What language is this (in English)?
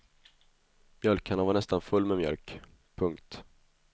Swedish